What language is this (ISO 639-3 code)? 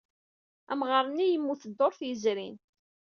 kab